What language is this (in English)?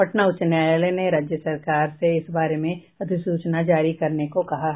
Hindi